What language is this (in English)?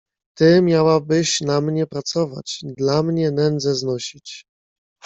Polish